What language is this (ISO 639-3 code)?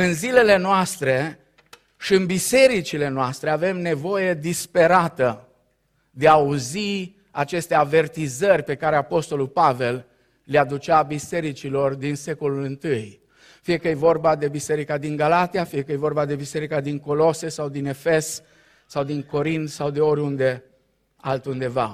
ron